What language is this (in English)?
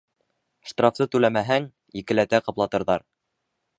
Bashkir